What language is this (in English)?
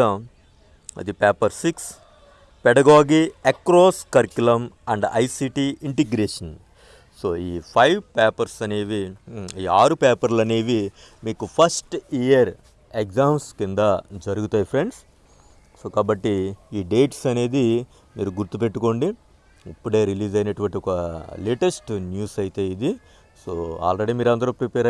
Telugu